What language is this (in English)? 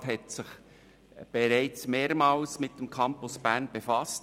Swiss German